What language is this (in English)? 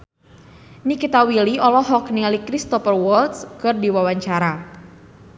Sundanese